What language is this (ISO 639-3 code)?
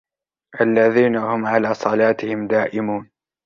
ara